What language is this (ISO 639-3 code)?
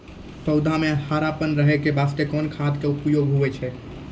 mai